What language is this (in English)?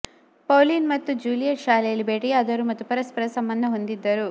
Kannada